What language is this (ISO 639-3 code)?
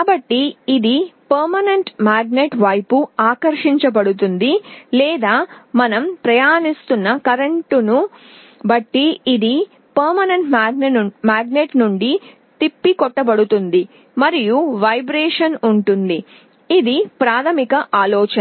tel